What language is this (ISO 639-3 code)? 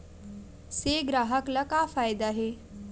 hne